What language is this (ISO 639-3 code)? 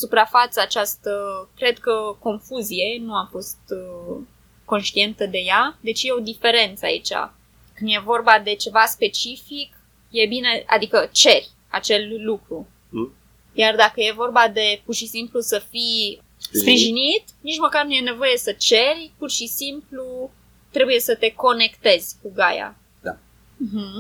ron